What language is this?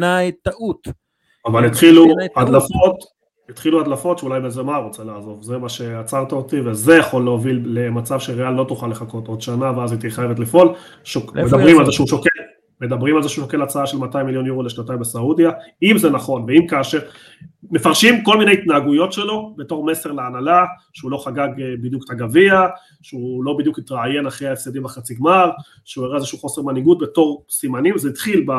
Hebrew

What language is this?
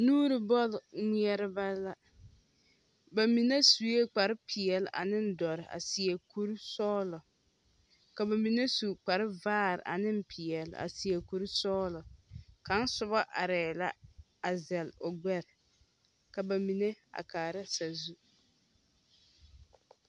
Southern Dagaare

